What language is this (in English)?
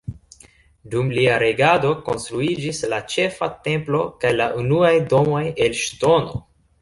Esperanto